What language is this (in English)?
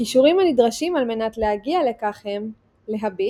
Hebrew